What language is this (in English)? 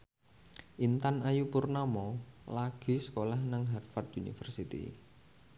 Javanese